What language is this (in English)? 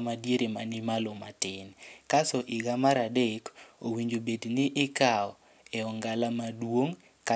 Luo (Kenya and Tanzania)